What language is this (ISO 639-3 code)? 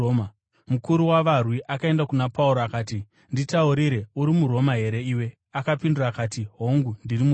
sna